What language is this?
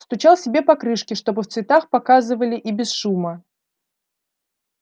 Russian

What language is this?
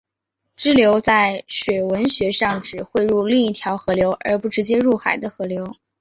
Chinese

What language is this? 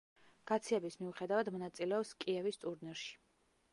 Georgian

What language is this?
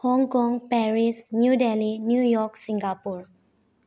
Manipuri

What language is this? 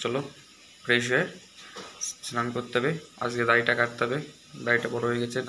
Hindi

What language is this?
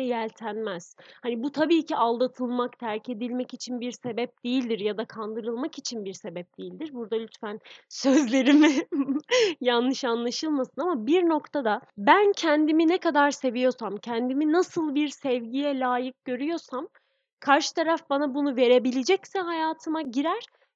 Turkish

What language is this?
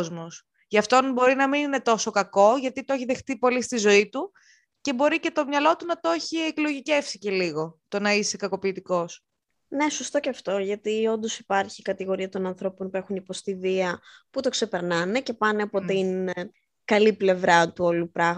Greek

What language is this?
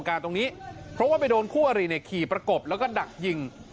Thai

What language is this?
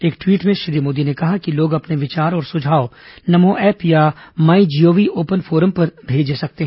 Hindi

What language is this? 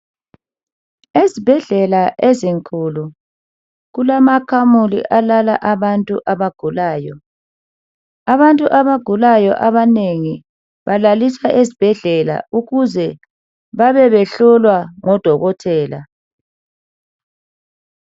North Ndebele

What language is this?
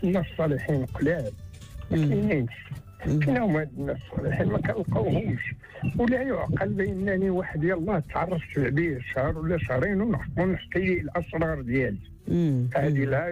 Arabic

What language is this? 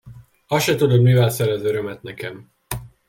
Hungarian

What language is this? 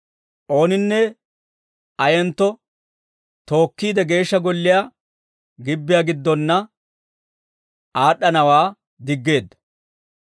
Dawro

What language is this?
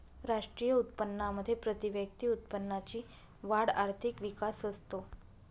Marathi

